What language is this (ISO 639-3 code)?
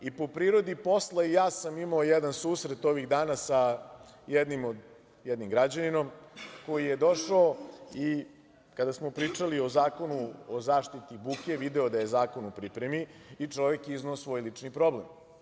srp